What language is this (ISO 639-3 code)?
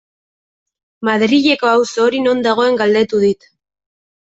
eus